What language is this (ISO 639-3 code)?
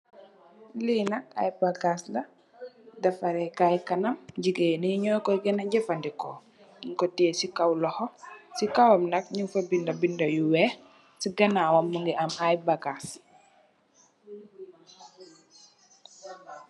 wol